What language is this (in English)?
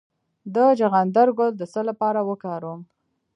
Pashto